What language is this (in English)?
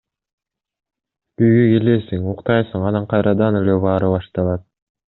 Kyrgyz